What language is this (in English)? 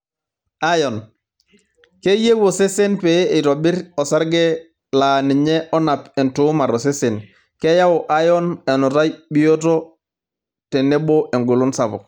Masai